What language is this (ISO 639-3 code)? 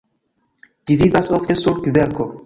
epo